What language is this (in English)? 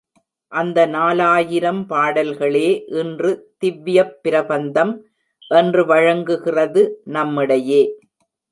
Tamil